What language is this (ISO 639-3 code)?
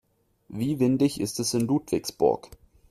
deu